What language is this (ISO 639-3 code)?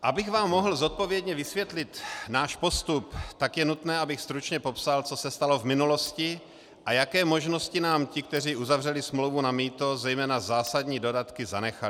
ces